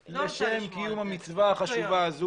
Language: Hebrew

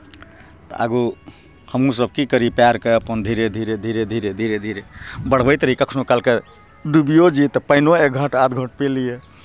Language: Maithili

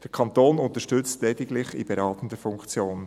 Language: Swiss German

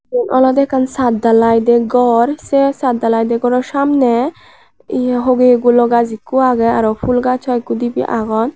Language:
Chakma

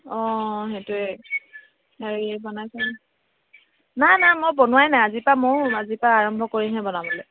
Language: Assamese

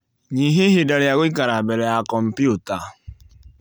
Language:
Kikuyu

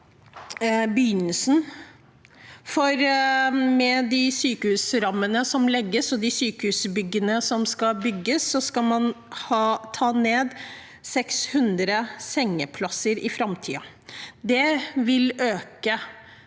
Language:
Norwegian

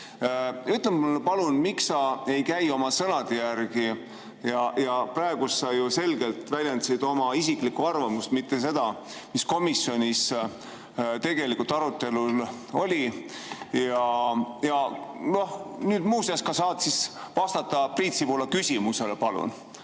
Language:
Estonian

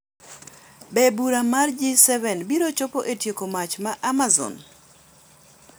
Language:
Luo (Kenya and Tanzania)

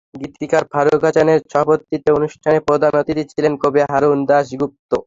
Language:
Bangla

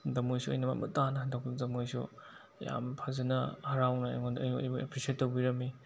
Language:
Manipuri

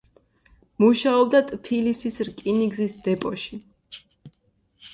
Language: Georgian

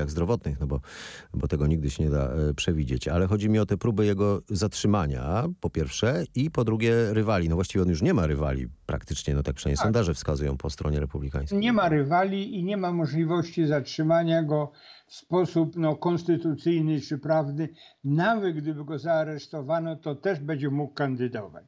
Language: Polish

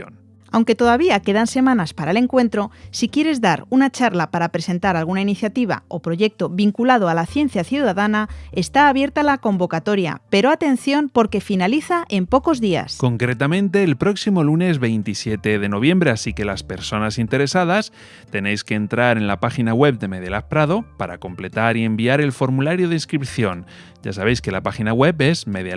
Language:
Spanish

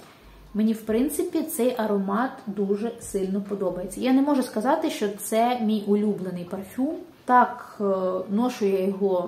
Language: Ukrainian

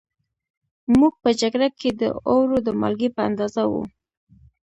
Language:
Pashto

